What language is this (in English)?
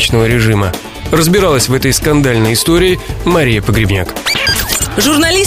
Russian